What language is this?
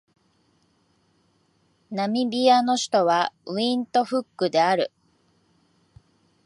Japanese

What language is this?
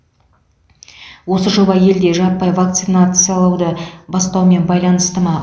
Kazakh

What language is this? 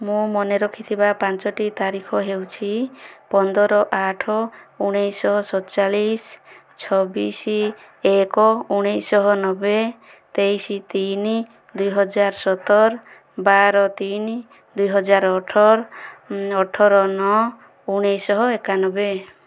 Odia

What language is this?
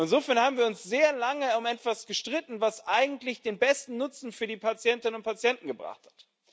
German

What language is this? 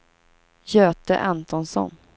Swedish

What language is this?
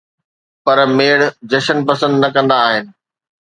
Sindhi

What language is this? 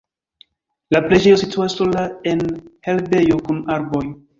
Esperanto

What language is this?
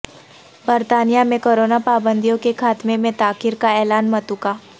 Urdu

